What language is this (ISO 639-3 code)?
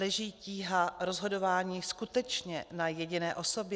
ces